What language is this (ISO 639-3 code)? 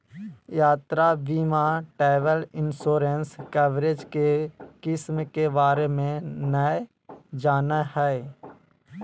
mag